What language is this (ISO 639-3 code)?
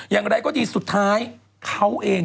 tha